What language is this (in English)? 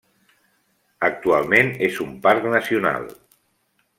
Catalan